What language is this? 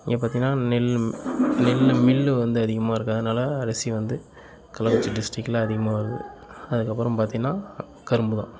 Tamil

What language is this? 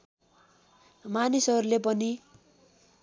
Nepali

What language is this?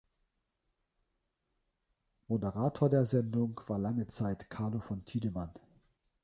German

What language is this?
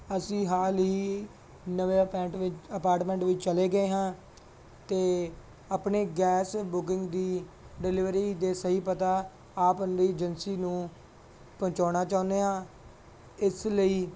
Punjabi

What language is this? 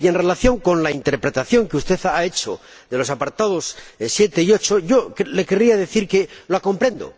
Spanish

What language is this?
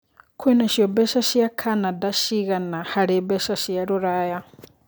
Kikuyu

